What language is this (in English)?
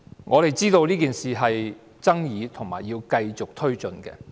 Cantonese